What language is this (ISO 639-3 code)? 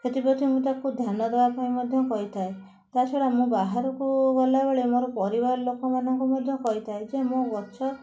ori